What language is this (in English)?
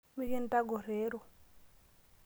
Masai